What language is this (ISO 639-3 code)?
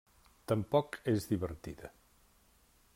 cat